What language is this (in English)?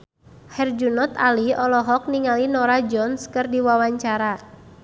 Sundanese